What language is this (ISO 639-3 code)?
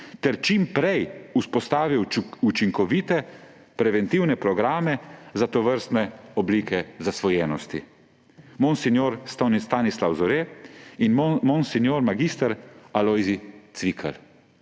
slv